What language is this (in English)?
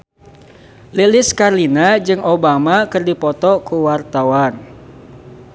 Sundanese